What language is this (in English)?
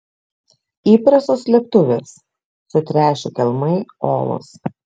Lithuanian